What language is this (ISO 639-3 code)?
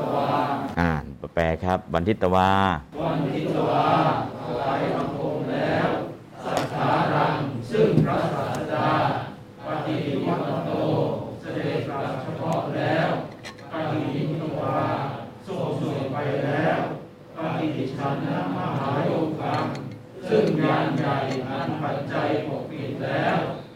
tha